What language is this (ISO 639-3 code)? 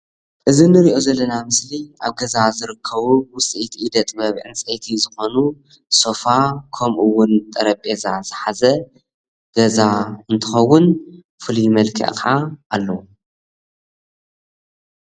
tir